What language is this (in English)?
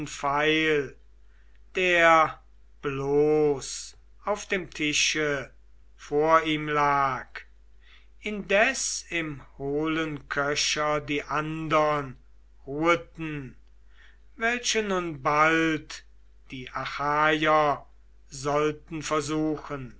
German